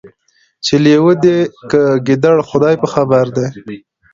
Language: Pashto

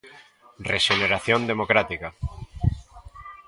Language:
Galician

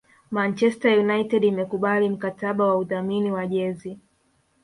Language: Swahili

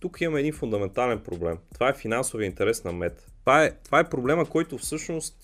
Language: Bulgarian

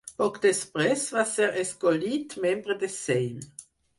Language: Catalan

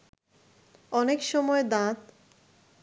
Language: Bangla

